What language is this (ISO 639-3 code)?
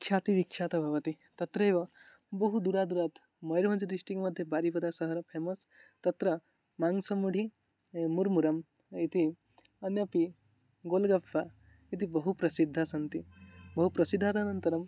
san